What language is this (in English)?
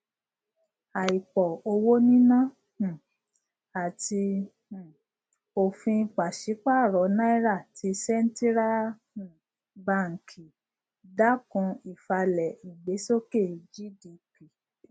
Yoruba